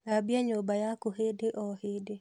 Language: Kikuyu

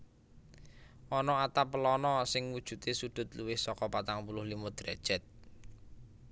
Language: Javanese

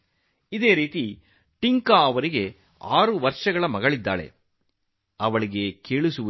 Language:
Kannada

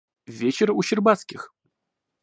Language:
Russian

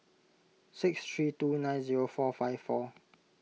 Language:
English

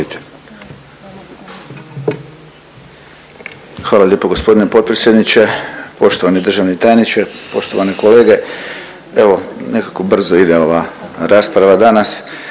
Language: Croatian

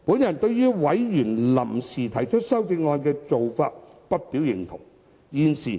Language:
Cantonese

